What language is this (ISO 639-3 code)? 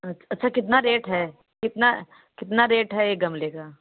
hin